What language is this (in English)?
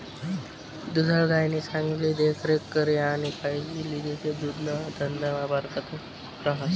Marathi